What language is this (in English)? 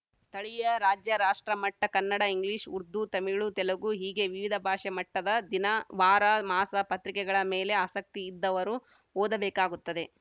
Kannada